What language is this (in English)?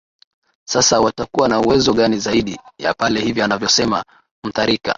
Swahili